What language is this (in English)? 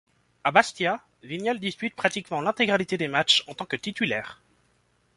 French